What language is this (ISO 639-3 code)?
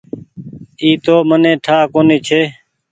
gig